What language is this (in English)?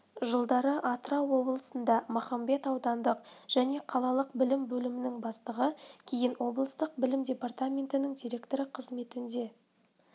Kazakh